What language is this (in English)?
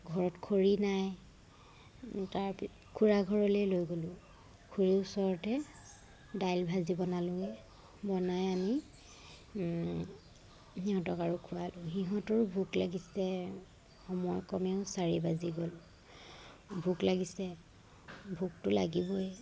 Assamese